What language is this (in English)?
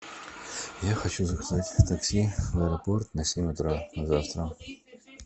Russian